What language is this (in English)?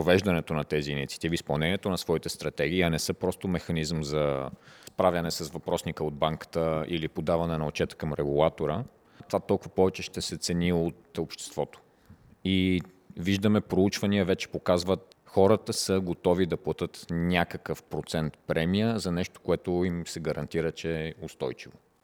Bulgarian